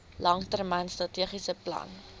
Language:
Afrikaans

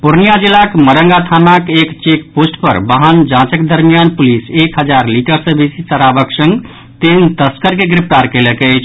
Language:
Maithili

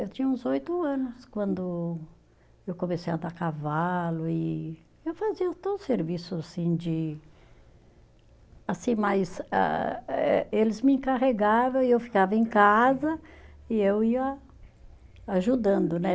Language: Portuguese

